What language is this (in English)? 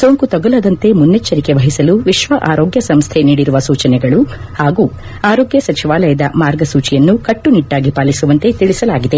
Kannada